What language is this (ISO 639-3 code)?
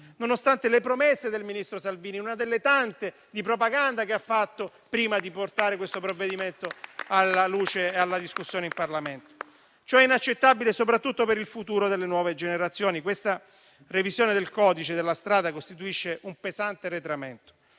ita